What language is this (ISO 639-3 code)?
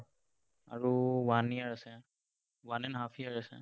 asm